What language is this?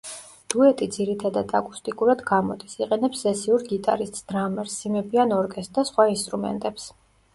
Georgian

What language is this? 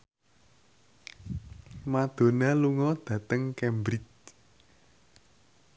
Javanese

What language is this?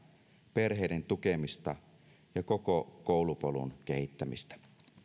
Finnish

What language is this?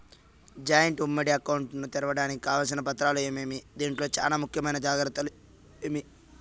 Telugu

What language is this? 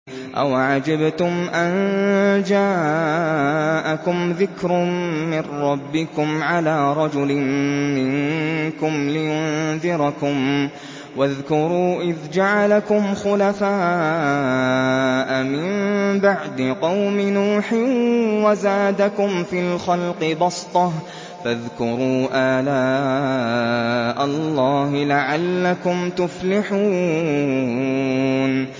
Arabic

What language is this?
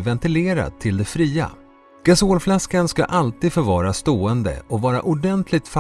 Swedish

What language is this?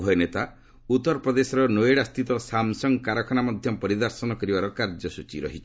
Odia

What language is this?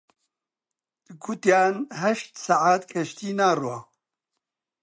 Central Kurdish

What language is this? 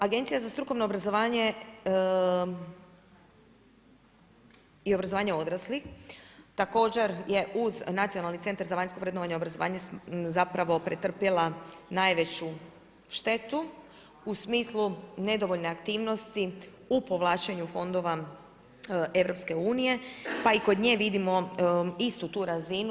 Croatian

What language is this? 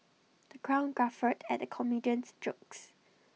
English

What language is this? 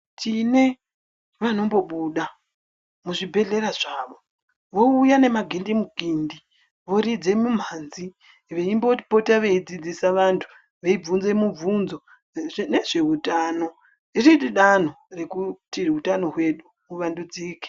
Ndau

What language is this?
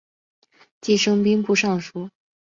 Chinese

